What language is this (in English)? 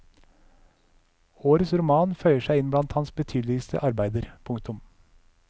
Norwegian